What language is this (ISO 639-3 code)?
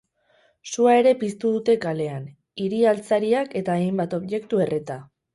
eus